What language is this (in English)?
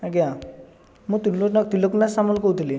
Odia